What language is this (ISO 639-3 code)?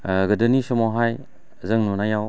brx